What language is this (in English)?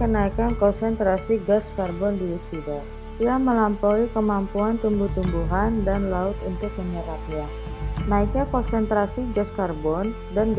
Indonesian